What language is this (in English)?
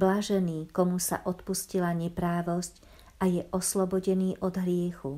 Slovak